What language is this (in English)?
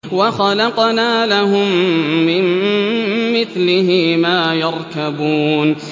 Arabic